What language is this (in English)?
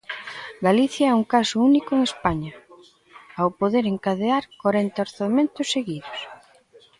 Galician